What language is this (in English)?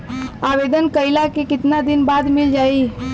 Bhojpuri